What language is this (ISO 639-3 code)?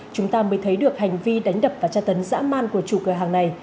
vie